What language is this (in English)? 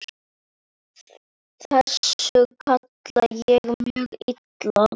Icelandic